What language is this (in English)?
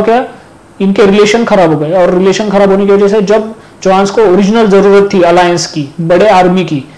Hindi